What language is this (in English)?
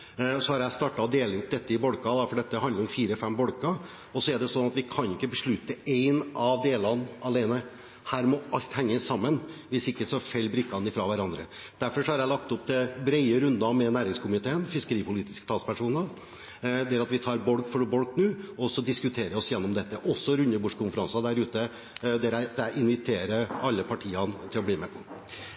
Norwegian Bokmål